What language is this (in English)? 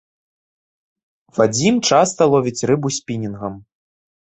Belarusian